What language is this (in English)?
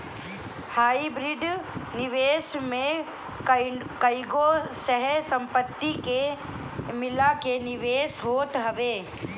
Bhojpuri